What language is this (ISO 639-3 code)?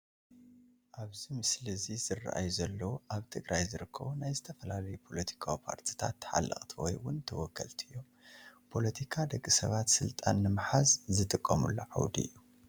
tir